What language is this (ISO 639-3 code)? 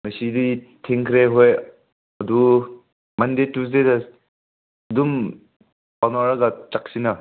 mni